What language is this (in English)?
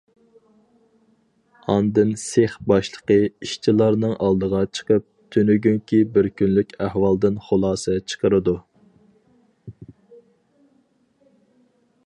Uyghur